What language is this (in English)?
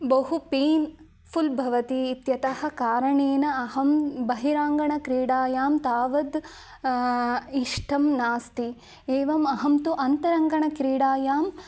Sanskrit